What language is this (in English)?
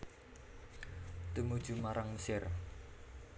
Javanese